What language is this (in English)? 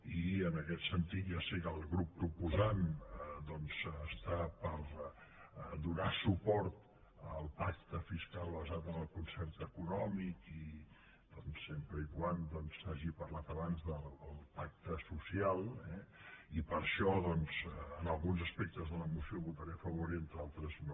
Catalan